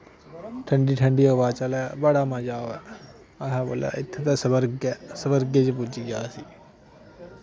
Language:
Dogri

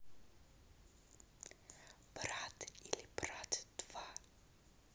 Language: Russian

